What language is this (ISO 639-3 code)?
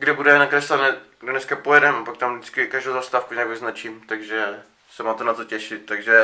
ces